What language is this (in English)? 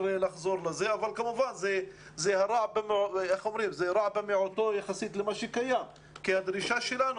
Hebrew